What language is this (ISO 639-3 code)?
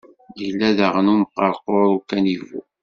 kab